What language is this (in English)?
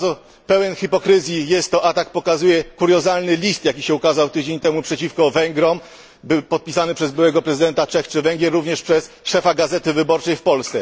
Polish